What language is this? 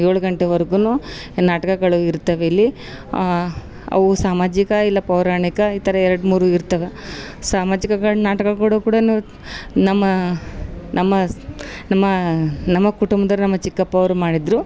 Kannada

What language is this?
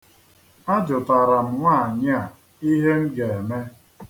Igbo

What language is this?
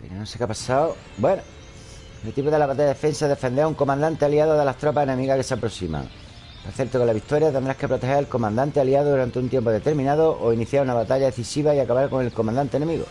Spanish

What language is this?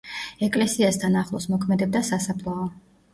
Georgian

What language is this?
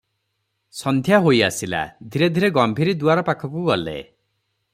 Odia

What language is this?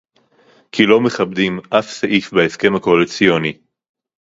Hebrew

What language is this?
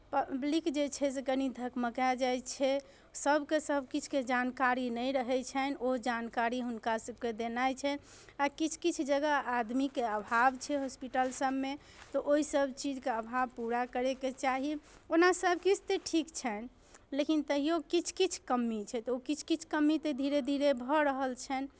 Maithili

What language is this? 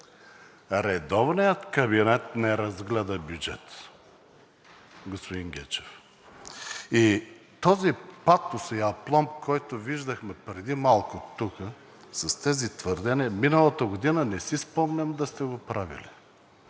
Bulgarian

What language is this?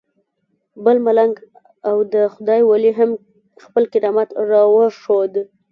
Pashto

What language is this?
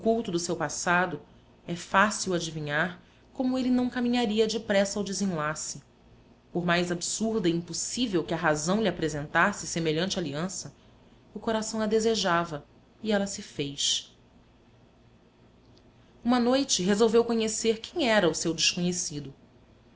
Portuguese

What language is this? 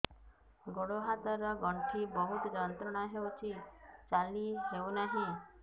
Odia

